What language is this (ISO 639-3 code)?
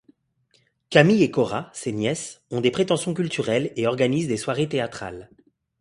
fra